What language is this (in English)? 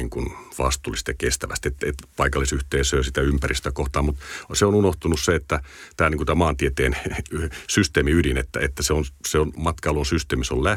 Finnish